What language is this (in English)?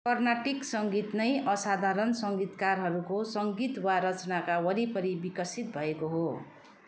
Nepali